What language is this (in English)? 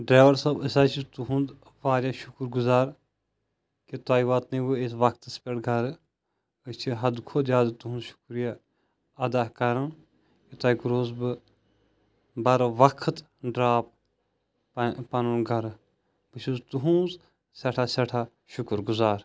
Kashmiri